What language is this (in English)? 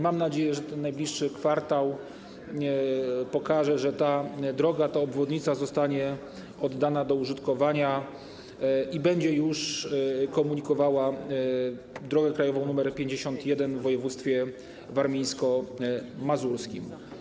Polish